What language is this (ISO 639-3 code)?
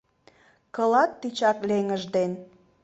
chm